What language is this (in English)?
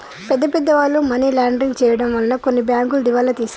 Telugu